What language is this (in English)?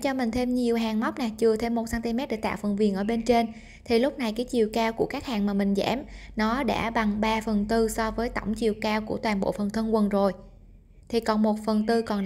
Vietnamese